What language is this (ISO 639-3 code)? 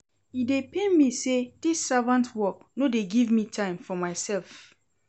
pcm